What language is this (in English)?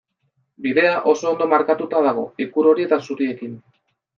Basque